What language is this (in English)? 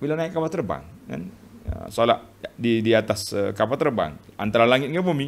Malay